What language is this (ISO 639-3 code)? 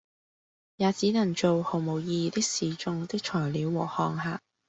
yue